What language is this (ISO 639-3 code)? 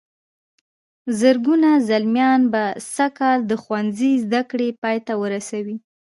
pus